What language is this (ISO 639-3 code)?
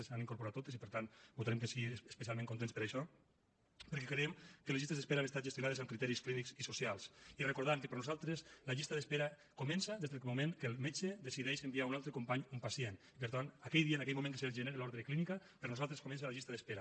cat